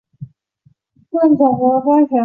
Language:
Chinese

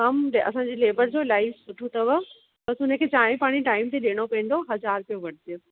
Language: Sindhi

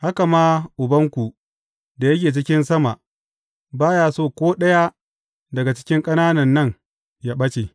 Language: Hausa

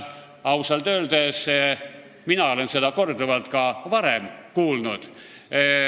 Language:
Estonian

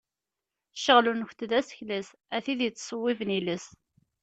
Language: Kabyle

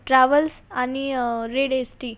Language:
Marathi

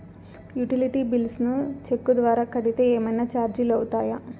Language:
Telugu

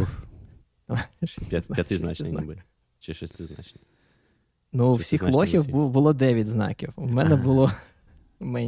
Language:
Ukrainian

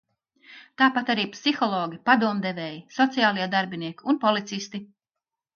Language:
Latvian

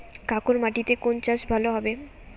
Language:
Bangla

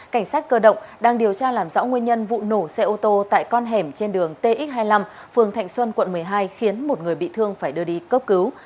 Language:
Vietnamese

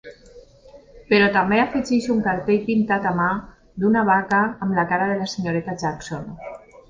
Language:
Catalan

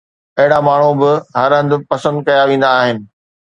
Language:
Sindhi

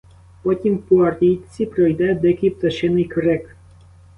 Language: Ukrainian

